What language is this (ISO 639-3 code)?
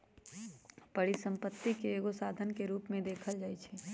mag